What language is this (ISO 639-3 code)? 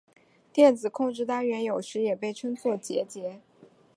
zho